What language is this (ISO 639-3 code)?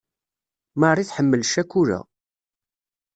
kab